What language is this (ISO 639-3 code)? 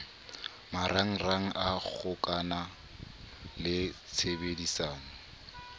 sot